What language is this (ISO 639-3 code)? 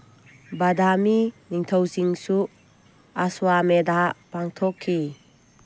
mni